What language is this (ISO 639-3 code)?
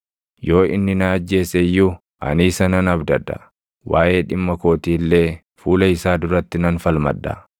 orm